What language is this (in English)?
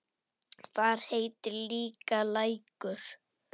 Icelandic